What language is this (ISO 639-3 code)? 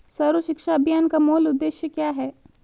hin